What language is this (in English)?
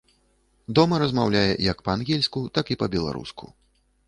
Belarusian